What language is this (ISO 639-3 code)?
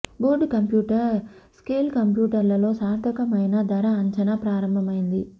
tel